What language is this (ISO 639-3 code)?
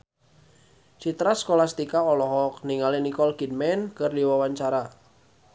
sun